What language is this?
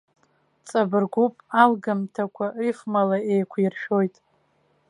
Abkhazian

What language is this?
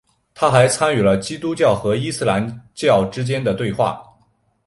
Chinese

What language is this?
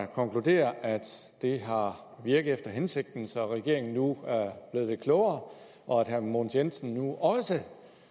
Danish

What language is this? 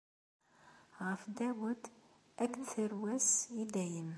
Kabyle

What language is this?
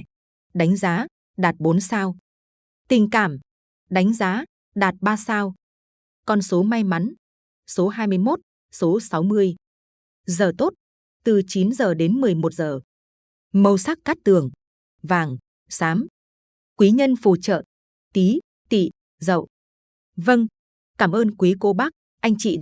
Vietnamese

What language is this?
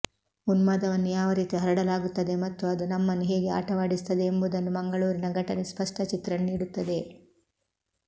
Kannada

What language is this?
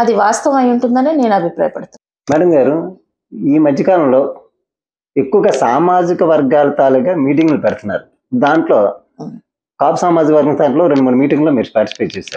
Telugu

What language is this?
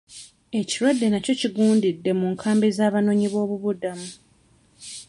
Ganda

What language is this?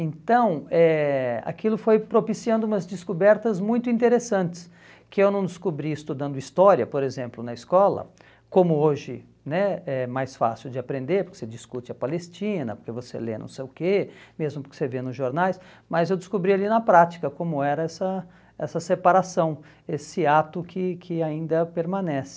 Portuguese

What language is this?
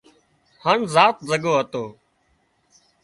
Wadiyara Koli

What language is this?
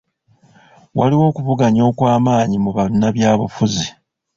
Ganda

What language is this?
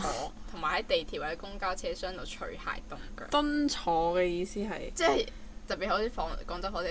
Chinese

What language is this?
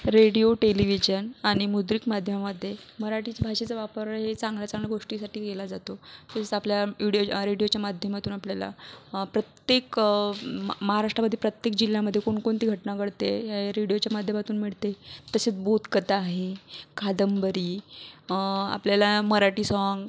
Marathi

